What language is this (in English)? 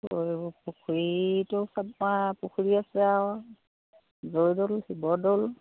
Assamese